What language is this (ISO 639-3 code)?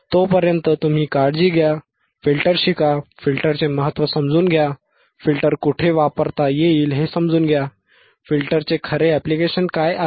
mar